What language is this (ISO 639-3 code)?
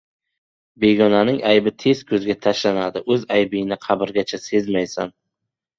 uzb